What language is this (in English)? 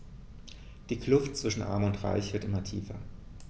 German